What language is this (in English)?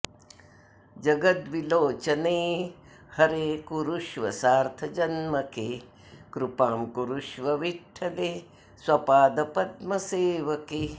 Sanskrit